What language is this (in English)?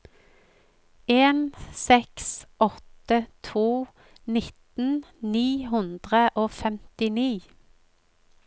Norwegian